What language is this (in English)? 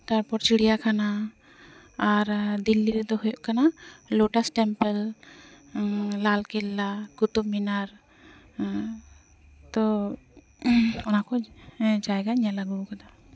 Santali